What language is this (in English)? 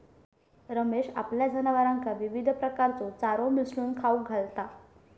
Marathi